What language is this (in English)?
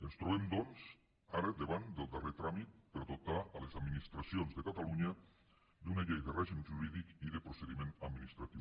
Catalan